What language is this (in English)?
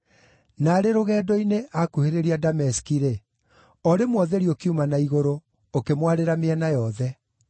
Kikuyu